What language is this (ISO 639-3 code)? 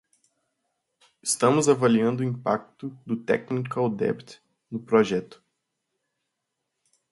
por